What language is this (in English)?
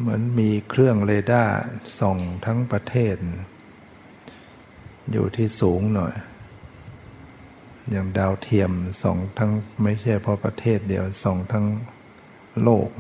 Thai